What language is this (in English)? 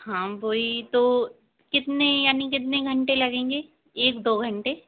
Hindi